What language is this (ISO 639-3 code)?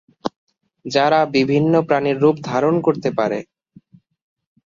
ben